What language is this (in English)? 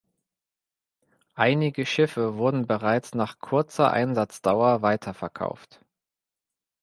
German